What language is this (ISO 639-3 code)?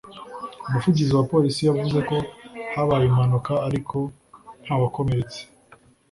kin